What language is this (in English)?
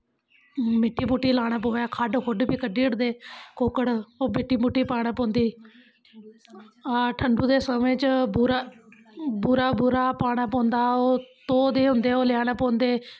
Dogri